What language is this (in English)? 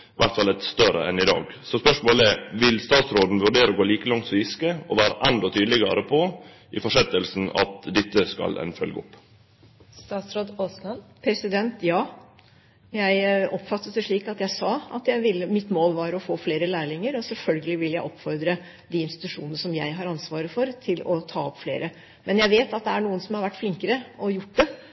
Norwegian